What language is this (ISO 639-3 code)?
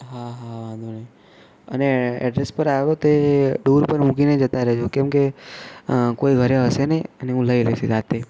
guj